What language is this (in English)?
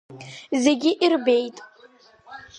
Abkhazian